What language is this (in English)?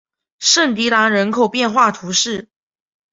Chinese